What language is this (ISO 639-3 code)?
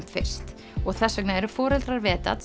isl